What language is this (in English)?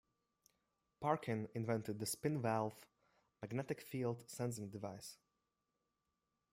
English